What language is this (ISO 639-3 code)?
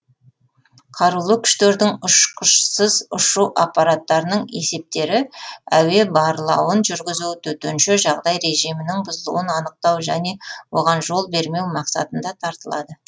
kaz